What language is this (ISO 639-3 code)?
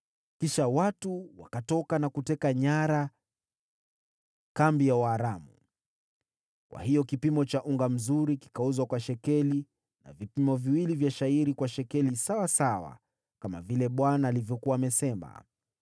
swa